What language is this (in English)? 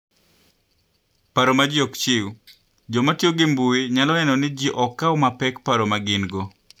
Luo (Kenya and Tanzania)